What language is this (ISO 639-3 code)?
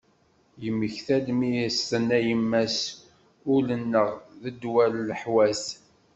kab